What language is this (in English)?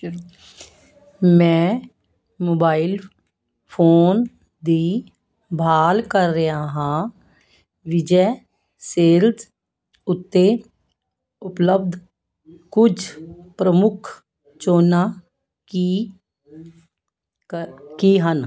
Punjabi